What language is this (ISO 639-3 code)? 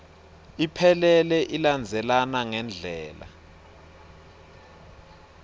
ssw